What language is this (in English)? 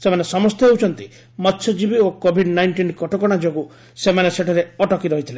Odia